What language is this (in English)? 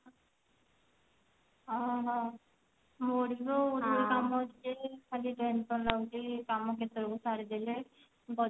Odia